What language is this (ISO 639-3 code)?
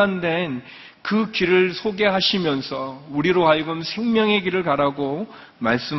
kor